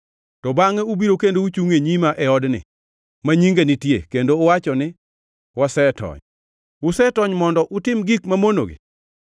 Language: Luo (Kenya and Tanzania)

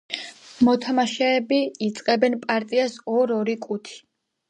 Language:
Georgian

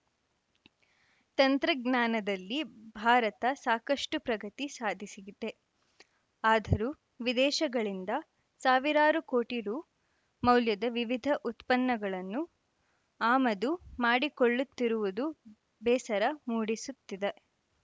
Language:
Kannada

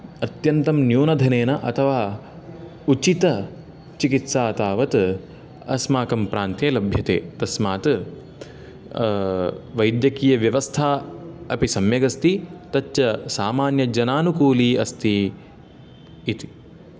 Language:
Sanskrit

